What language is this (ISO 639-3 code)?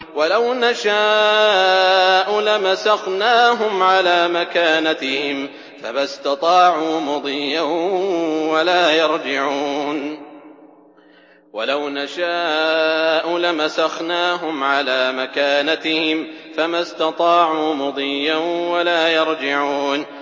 ara